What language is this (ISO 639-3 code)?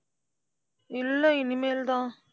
tam